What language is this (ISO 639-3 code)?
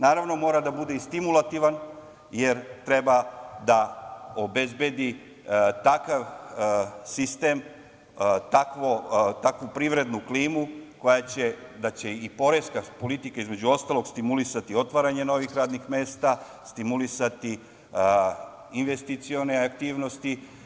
srp